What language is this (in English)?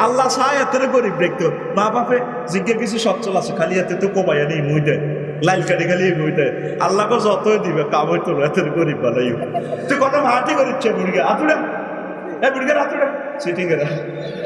Indonesian